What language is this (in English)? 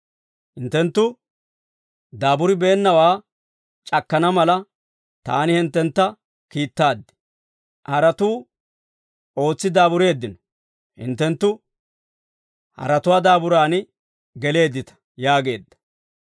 Dawro